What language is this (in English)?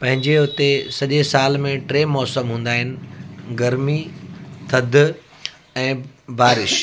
Sindhi